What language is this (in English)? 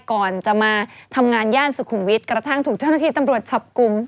Thai